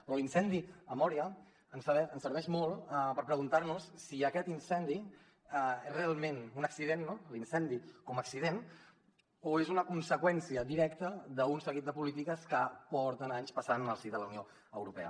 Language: Catalan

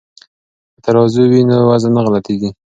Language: Pashto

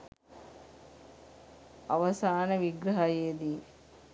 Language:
Sinhala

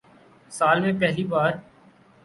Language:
Urdu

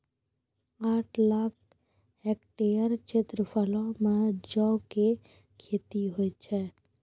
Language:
Maithili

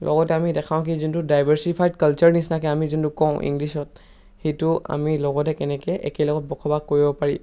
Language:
Assamese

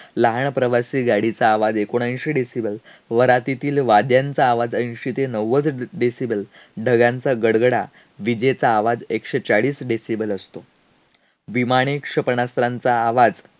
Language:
Marathi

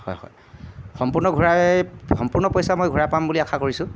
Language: Assamese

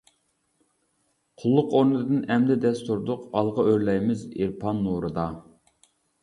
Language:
Uyghur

